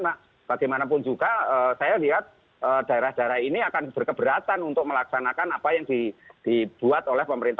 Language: Indonesian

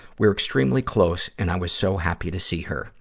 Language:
English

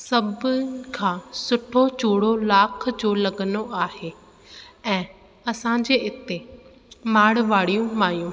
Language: Sindhi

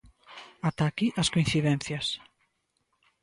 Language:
Galician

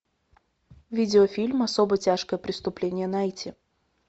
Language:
Russian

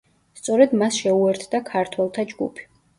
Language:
Georgian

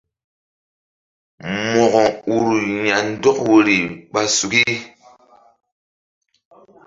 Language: Mbum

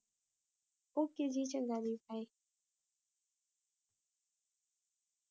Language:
Punjabi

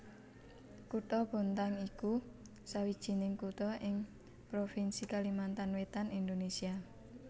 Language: Javanese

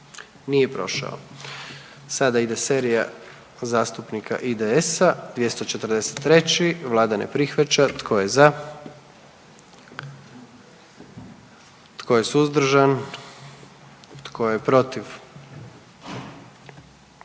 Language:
Croatian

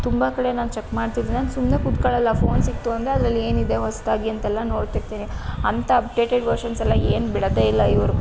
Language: Kannada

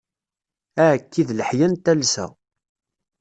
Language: Kabyle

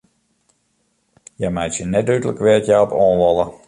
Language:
Western Frisian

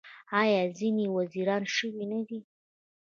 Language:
Pashto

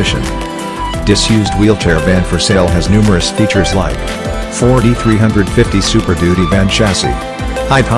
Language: English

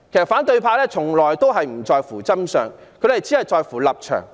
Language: Cantonese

